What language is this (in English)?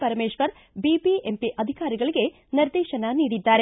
Kannada